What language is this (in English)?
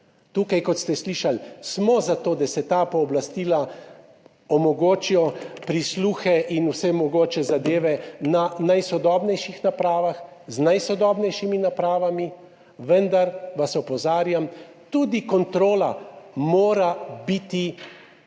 Slovenian